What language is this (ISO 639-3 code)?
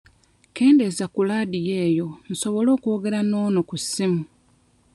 lug